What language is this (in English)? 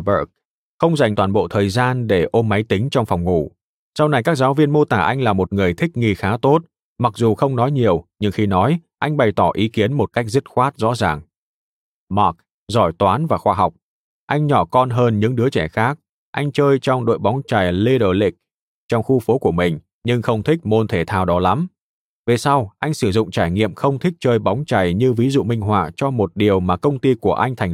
Vietnamese